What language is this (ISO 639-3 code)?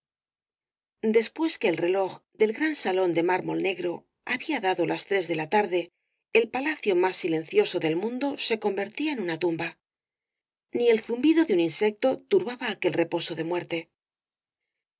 spa